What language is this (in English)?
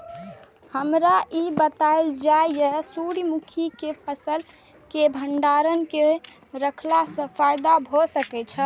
Maithili